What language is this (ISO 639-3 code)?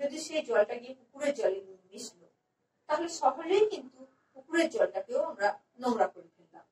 tur